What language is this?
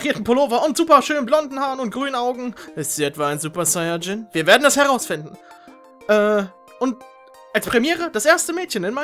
German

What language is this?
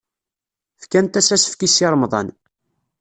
Kabyle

